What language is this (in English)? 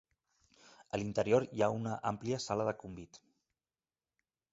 Catalan